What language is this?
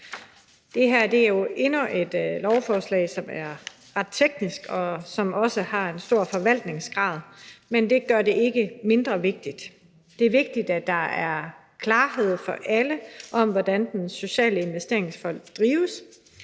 Danish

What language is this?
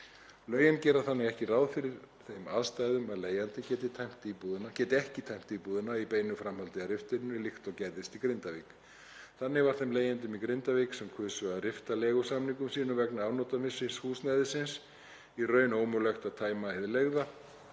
Icelandic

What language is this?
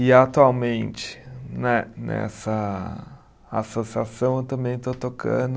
Portuguese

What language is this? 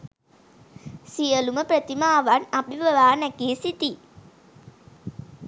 Sinhala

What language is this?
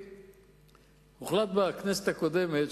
Hebrew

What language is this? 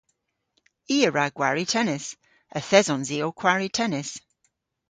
Cornish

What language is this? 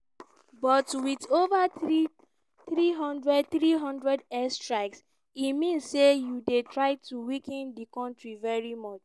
Nigerian Pidgin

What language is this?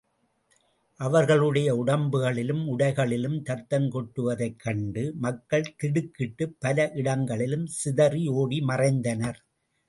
Tamil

